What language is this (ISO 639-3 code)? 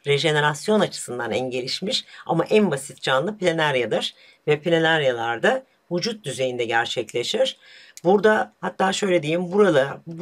tur